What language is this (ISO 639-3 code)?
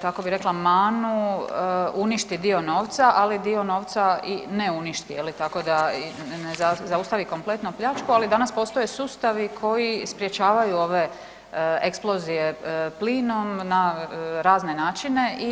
hrv